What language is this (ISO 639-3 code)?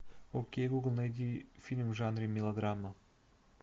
rus